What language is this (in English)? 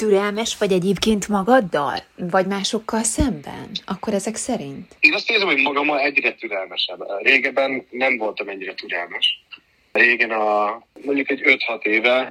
Hungarian